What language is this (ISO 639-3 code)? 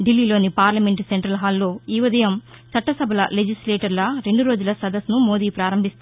tel